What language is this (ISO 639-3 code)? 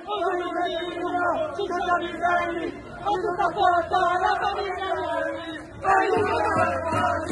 nld